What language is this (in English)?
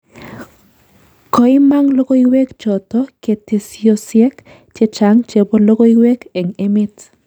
Kalenjin